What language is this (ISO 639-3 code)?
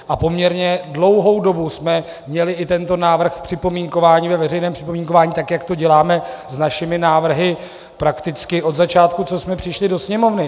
ces